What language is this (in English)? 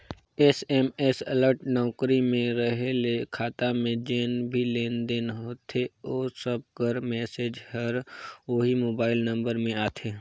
Chhattisgarhi